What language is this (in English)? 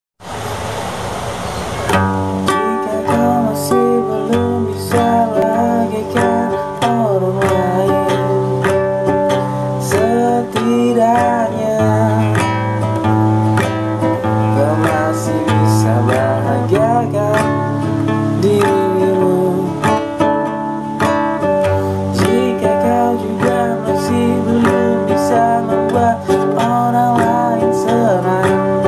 Indonesian